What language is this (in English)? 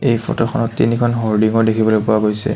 Assamese